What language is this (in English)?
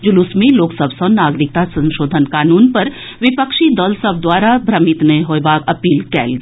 Maithili